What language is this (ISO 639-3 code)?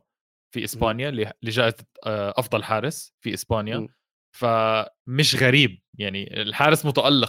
ara